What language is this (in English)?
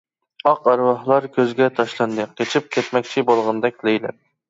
Uyghur